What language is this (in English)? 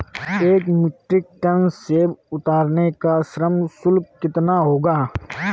Hindi